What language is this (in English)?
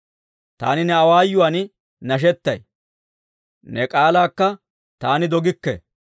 Dawro